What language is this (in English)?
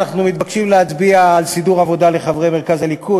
Hebrew